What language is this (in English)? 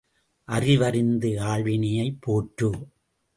Tamil